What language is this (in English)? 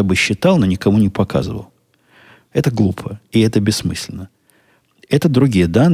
Russian